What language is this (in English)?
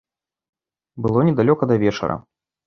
Belarusian